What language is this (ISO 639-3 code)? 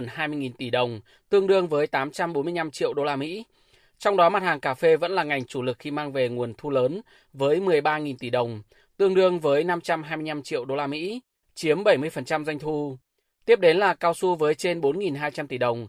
vie